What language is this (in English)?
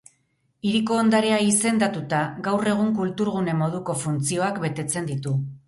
Basque